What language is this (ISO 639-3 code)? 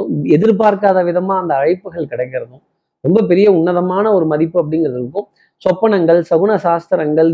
tam